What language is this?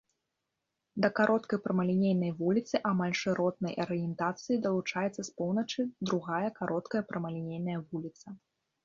Belarusian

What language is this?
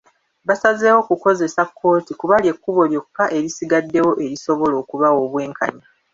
Ganda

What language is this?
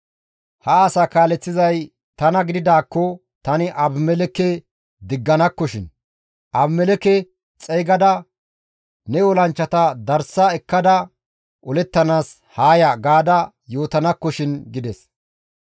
Gamo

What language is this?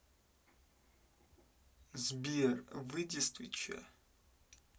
Russian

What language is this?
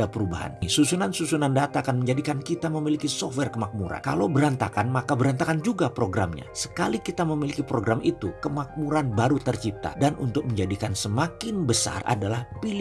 Indonesian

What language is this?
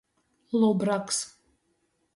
Latgalian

